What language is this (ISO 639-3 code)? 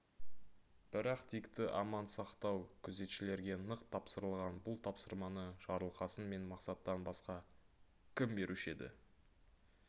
kaz